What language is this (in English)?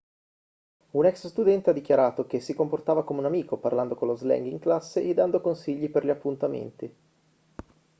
Italian